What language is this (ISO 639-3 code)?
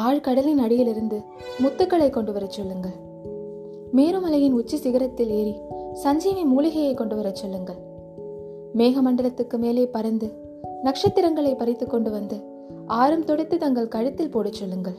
tam